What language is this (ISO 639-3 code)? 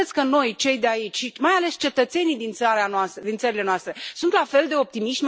ron